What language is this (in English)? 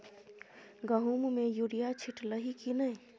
Maithili